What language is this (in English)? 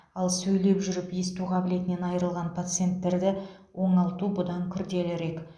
Kazakh